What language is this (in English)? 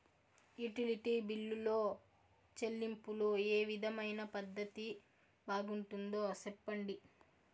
Telugu